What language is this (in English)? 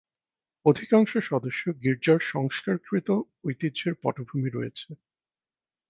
Bangla